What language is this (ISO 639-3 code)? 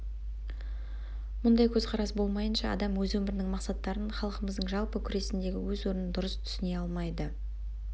kaz